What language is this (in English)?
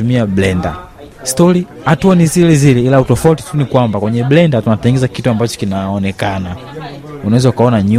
Swahili